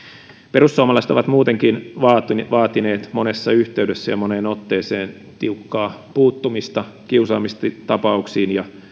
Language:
Finnish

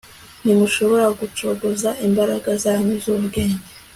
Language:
Kinyarwanda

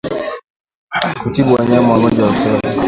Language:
Swahili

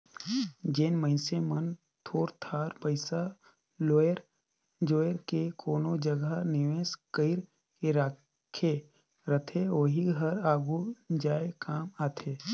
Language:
Chhattisgarhi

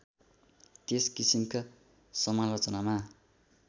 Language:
Nepali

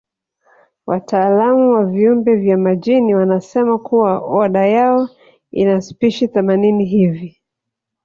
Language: Swahili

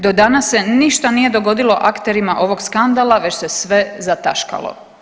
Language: Croatian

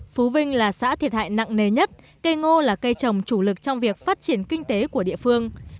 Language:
Vietnamese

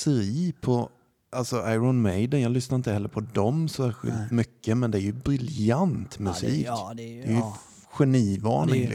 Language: Swedish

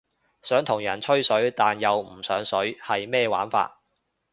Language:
Cantonese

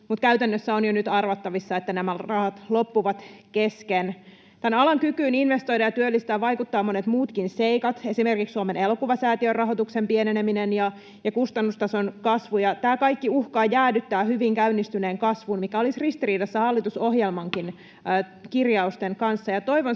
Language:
Finnish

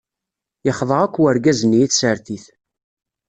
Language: Kabyle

